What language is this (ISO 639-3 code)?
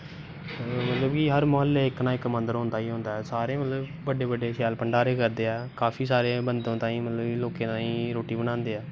doi